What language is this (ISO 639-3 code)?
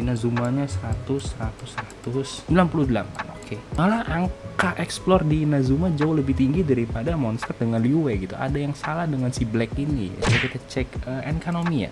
ind